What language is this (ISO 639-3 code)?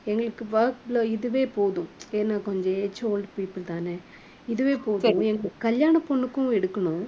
tam